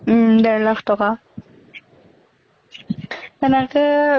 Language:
Assamese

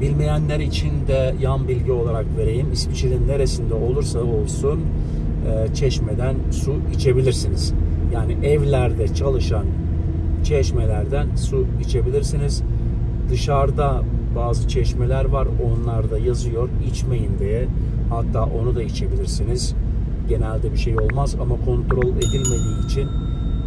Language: Turkish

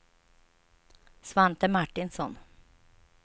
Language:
Swedish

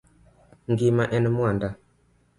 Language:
Luo (Kenya and Tanzania)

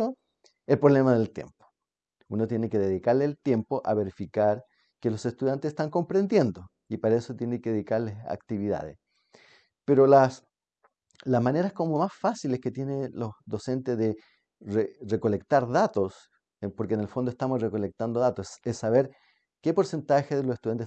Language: Spanish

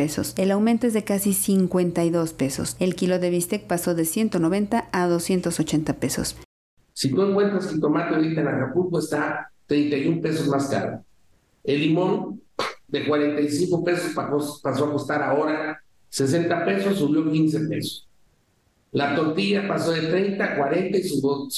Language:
Spanish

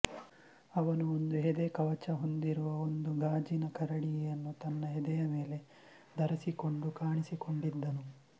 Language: Kannada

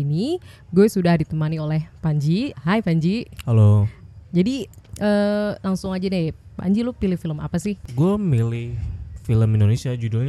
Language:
Indonesian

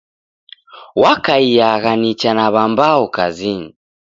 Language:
Taita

